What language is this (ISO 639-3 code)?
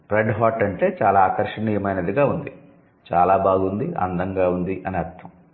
tel